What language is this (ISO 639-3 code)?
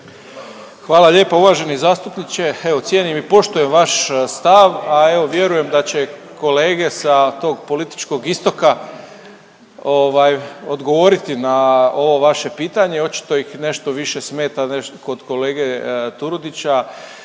hrv